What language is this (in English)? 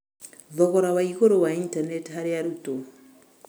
Kikuyu